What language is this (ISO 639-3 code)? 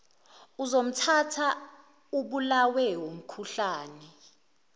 zul